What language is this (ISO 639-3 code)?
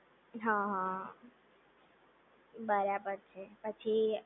guj